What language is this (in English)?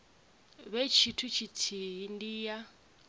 Venda